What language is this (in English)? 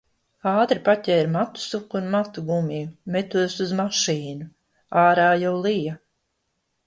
Latvian